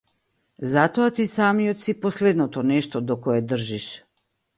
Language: Macedonian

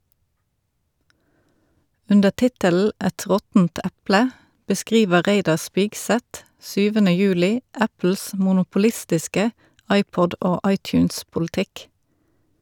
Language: Norwegian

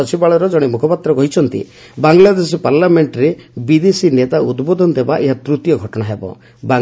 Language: Odia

